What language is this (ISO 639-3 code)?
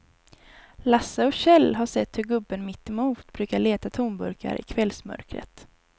swe